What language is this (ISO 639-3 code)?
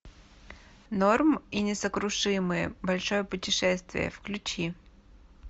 rus